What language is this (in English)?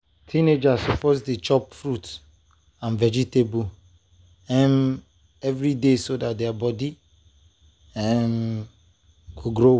Nigerian Pidgin